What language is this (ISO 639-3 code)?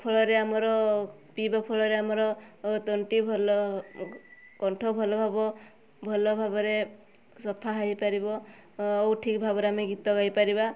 ori